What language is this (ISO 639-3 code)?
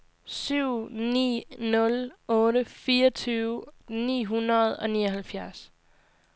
dan